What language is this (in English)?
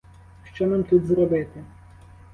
Ukrainian